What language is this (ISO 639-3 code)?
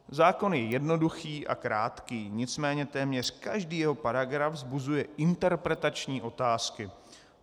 ces